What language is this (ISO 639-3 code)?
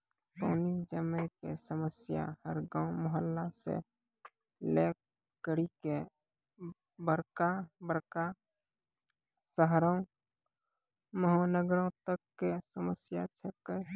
mai